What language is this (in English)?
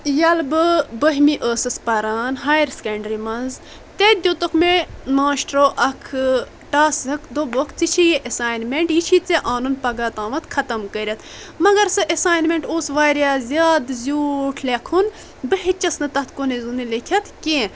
Kashmiri